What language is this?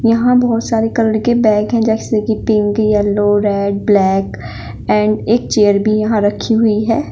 Hindi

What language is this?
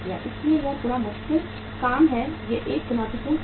Hindi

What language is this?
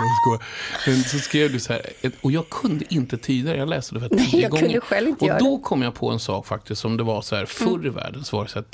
Swedish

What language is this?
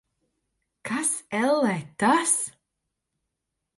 Latvian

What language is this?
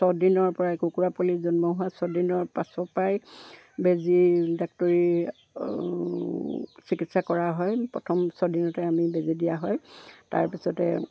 Assamese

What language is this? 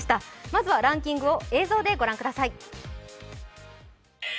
Japanese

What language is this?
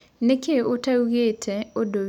Kikuyu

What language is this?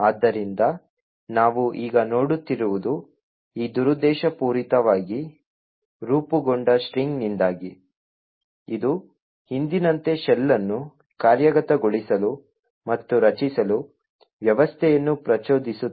Kannada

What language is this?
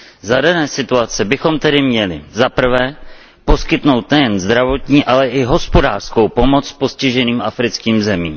Czech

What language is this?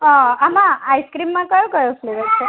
Gujarati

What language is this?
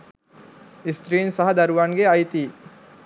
Sinhala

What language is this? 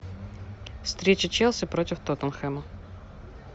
Russian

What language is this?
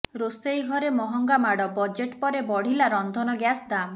Odia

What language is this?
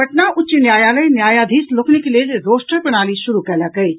Maithili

